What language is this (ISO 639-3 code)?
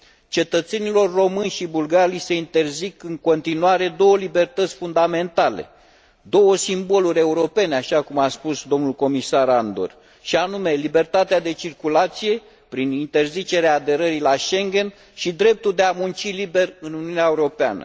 ron